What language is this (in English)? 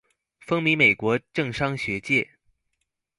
Chinese